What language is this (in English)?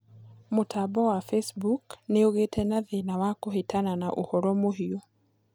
Kikuyu